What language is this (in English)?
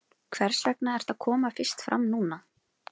Icelandic